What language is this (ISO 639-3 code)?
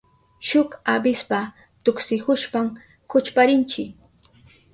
qup